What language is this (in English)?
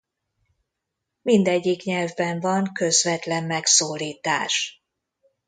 Hungarian